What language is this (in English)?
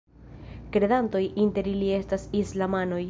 Esperanto